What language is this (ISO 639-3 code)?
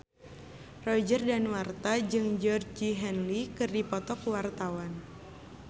sun